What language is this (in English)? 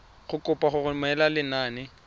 Tswana